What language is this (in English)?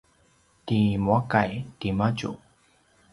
Paiwan